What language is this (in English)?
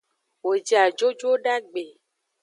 Aja (Benin)